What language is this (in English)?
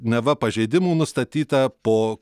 Lithuanian